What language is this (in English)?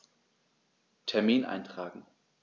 German